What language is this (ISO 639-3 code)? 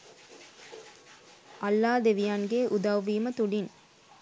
sin